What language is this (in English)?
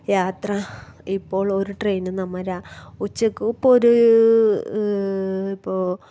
Malayalam